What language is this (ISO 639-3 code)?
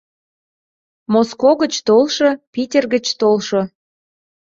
chm